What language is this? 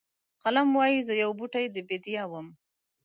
Pashto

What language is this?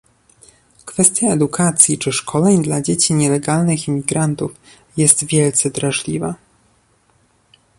Polish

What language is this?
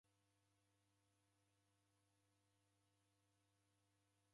Taita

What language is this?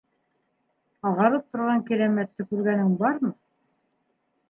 Bashkir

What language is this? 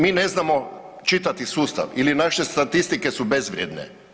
Croatian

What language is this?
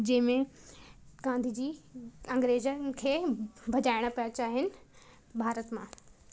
Sindhi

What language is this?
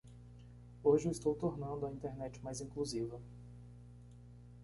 Portuguese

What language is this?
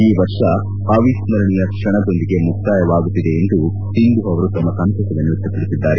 Kannada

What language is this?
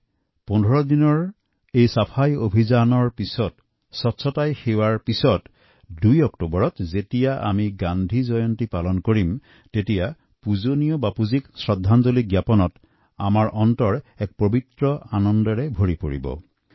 Assamese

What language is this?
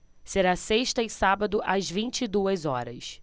Portuguese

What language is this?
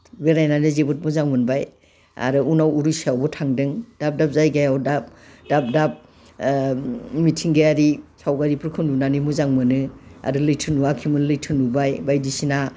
Bodo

